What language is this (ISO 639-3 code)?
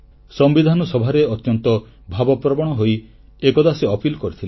ori